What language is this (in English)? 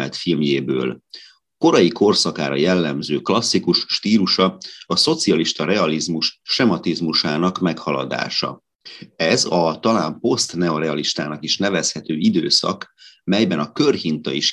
Hungarian